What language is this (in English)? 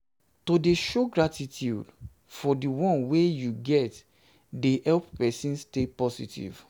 Nigerian Pidgin